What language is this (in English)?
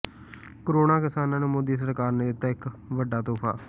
Punjabi